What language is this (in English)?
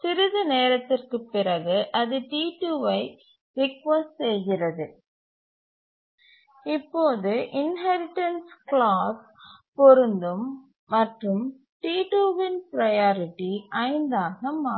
Tamil